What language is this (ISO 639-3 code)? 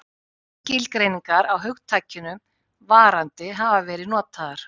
isl